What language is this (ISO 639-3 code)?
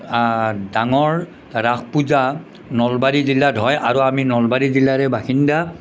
asm